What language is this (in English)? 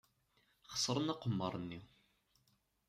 Kabyle